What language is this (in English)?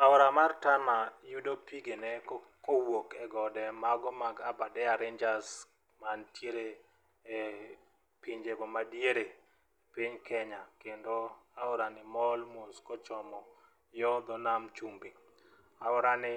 Luo (Kenya and Tanzania)